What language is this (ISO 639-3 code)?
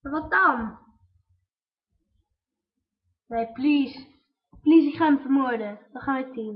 nld